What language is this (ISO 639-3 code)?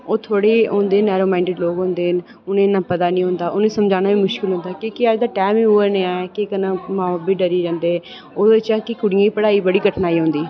doi